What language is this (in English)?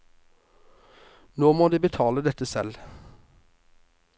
Norwegian